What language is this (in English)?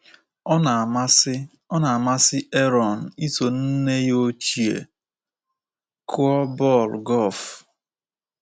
Igbo